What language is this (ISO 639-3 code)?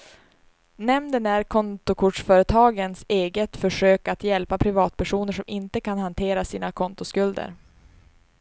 swe